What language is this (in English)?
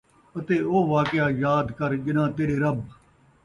Saraiki